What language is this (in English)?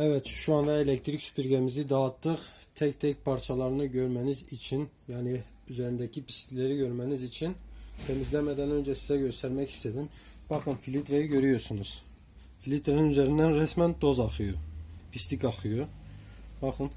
Turkish